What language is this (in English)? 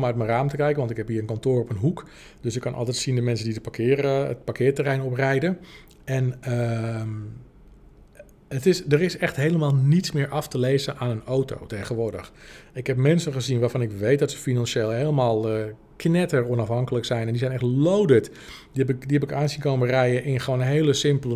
Dutch